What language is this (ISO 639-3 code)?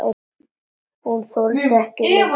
isl